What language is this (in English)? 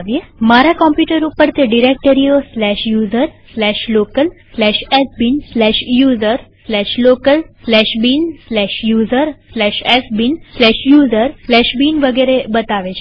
Gujarati